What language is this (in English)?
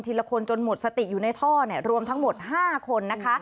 Thai